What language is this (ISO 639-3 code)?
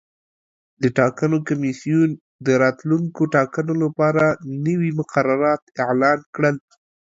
pus